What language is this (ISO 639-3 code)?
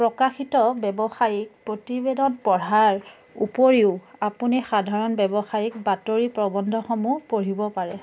asm